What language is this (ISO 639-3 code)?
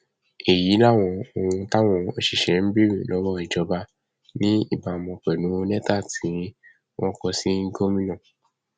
yor